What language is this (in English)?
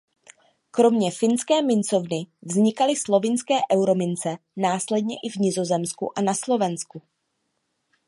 Czech